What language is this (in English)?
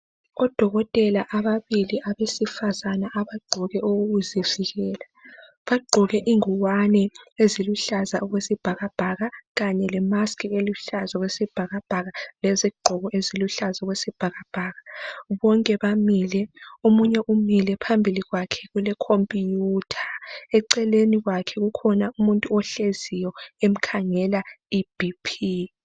North Ndebele